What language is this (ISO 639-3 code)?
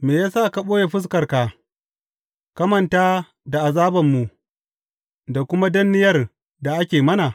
hau